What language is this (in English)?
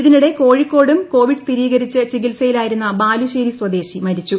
Malayalam